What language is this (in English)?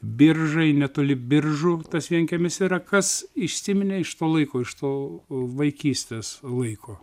Lithuanian